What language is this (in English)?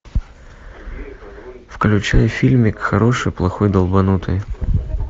Russian